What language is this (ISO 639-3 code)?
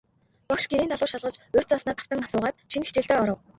mon